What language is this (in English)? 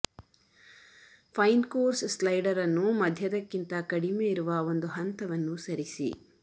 Kannada